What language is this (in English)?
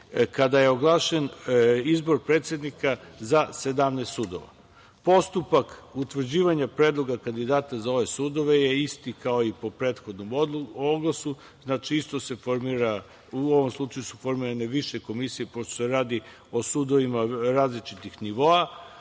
Serbian